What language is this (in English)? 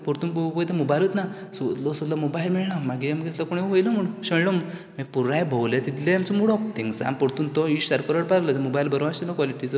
Konkani